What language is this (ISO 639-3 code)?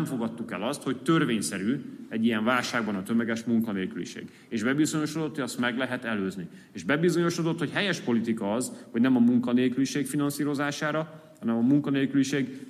hun